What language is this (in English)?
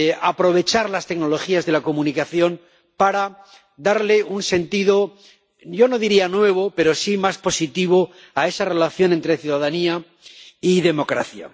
Spanish